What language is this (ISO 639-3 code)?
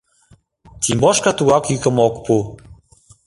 chm